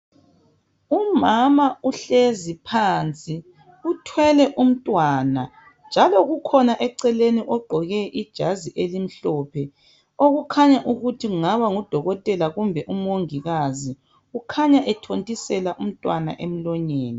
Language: North Ndebele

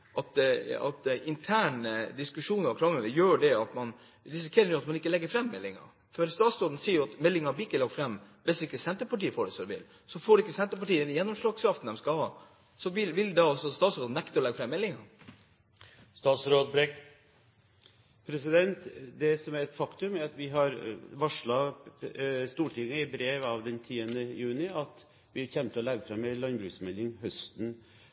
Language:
Norwegian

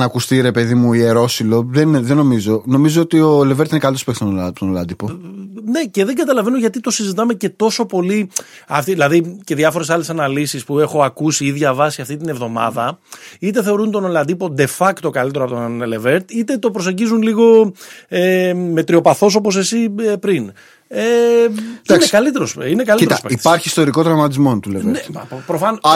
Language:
Greek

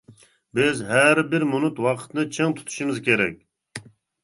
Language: Uyghur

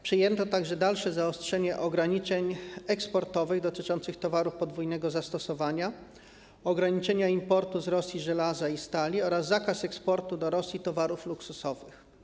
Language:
Polish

